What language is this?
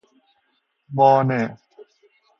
Persian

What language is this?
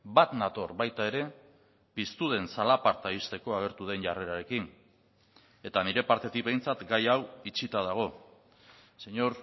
Basque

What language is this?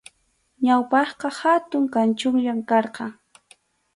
Arequipa-La Unión Quechua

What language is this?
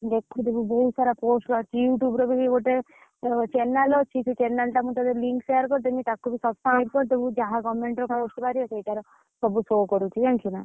Odia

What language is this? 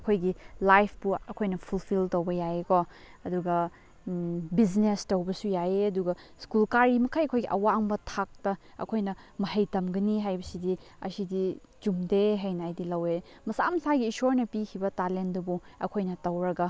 Manipuri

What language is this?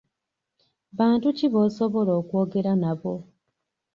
Ganda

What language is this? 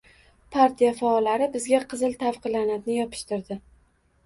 Uzbek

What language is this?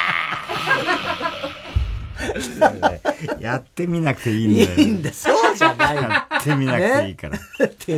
Japanese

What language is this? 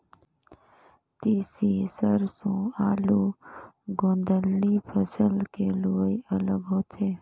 Chhattisgarhi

